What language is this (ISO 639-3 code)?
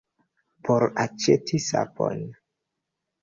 epo